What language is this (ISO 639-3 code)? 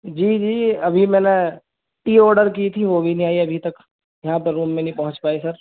urd